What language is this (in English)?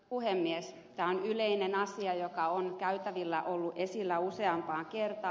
Finnish